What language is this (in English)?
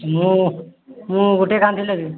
Odia